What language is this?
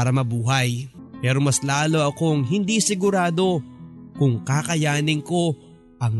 Filipino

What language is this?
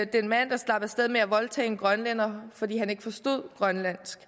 Danish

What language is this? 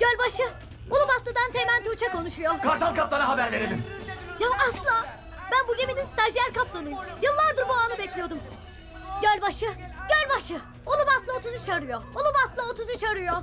Turkish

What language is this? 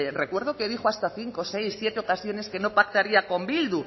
Spanish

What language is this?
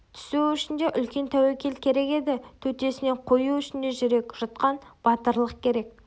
Kazakh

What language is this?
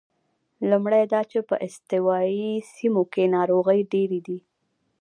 Pashto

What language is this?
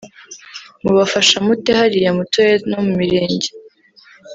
Kinyarwanda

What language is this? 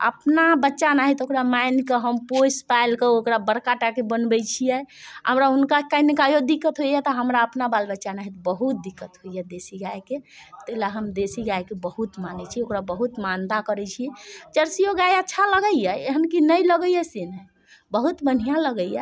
Maithili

